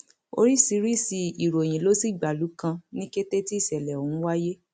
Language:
Yoruba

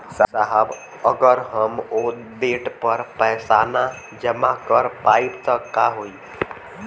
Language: Bhojpuri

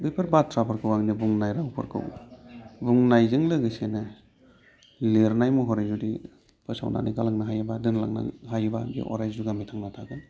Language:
Bodo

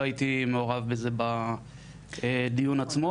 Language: Hebrew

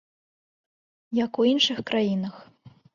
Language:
Belarusian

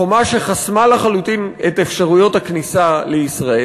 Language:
Hebrew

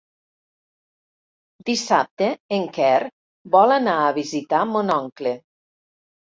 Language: Catalan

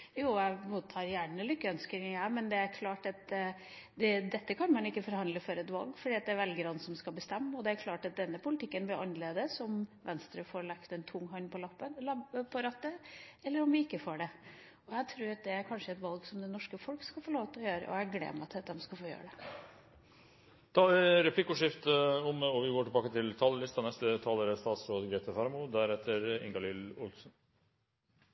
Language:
Norwegian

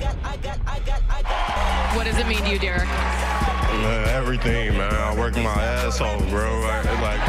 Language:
Greek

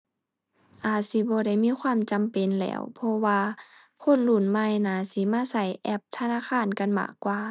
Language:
Thai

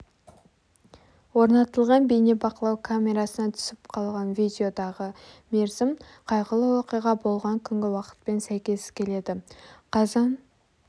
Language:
Kazakh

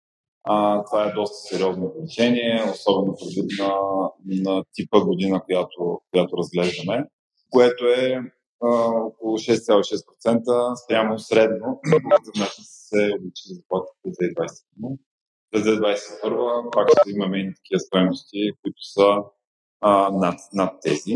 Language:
Bulgarian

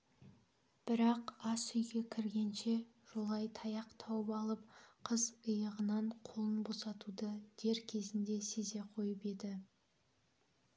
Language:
Kazakh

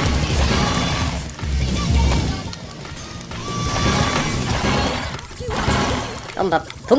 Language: German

